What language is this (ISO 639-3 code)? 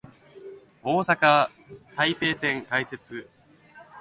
jpn